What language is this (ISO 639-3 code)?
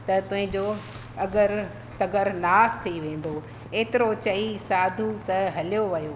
snd